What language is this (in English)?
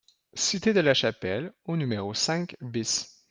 French